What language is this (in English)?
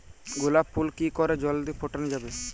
Bangla